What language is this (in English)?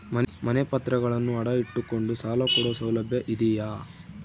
Kannada